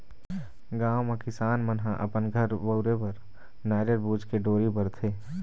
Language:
Chhattisgarhi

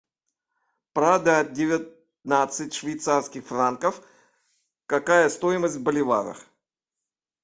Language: Russian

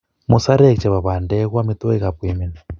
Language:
Kalenjin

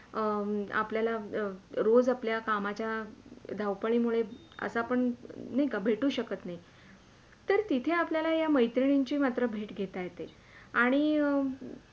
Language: Marathi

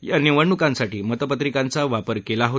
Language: Marathi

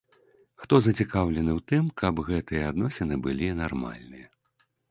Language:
Belarusian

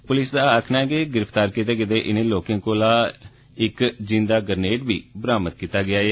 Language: Dogri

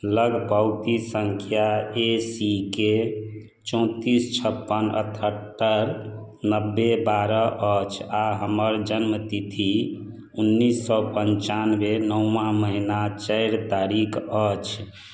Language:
Maithili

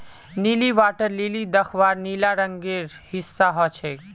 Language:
Magahi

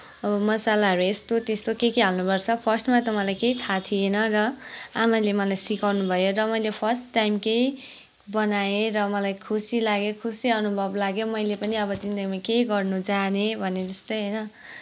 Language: Nepali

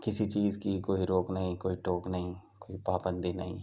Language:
Urdu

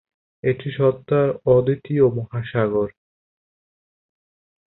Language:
Bangla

